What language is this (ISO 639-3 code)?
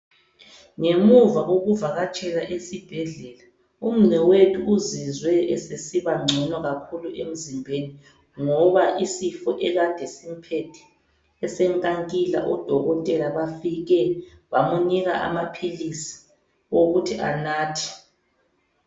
nde